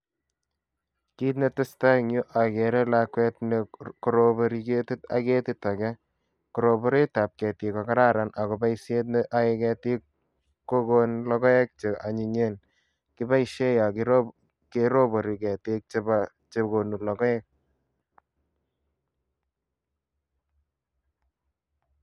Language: Kalenjin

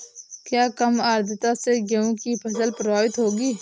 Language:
Hindi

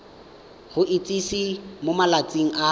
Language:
Tswana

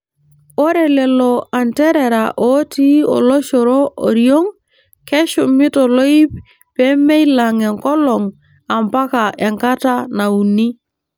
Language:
Masai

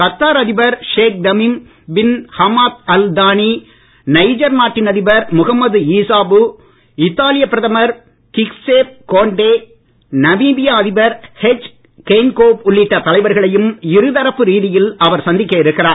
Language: Tamil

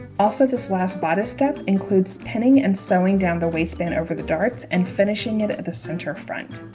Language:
English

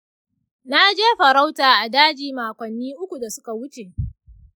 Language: Hausa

